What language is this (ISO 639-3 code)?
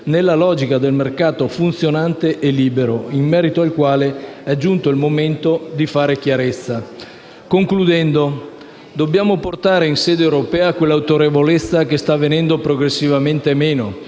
ita